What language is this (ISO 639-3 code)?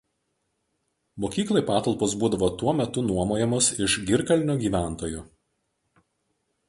lit